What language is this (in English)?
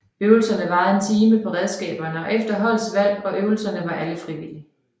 Danish